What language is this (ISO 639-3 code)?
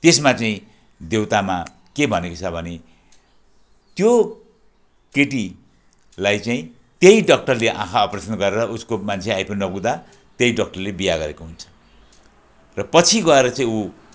nep